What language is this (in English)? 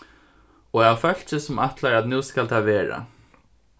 Faroese